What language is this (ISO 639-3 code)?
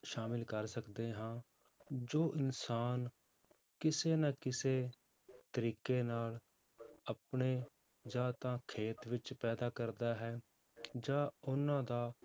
pan